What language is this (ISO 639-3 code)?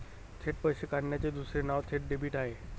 mar